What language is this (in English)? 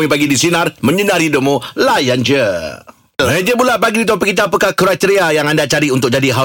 Malay